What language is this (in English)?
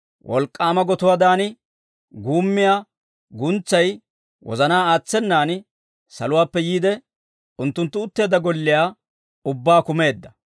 Dawro